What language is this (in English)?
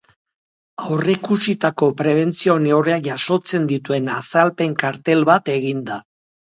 Basque